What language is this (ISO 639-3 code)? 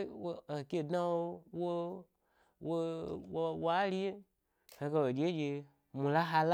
gby